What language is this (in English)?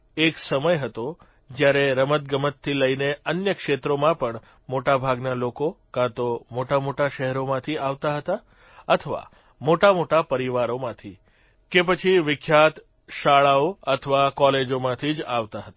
Gujarati